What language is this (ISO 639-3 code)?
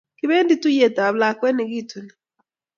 kln